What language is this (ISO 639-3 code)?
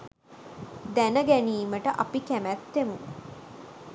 sin